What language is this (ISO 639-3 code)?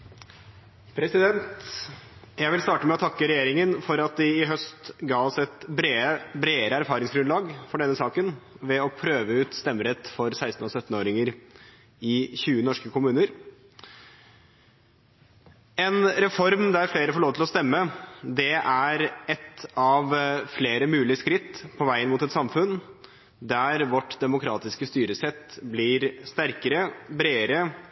nor